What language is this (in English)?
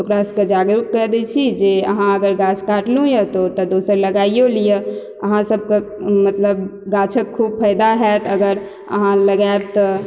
Maithili